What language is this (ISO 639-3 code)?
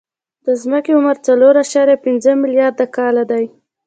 pus